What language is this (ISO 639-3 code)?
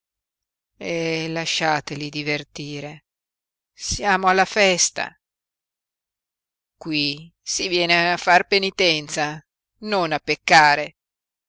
ita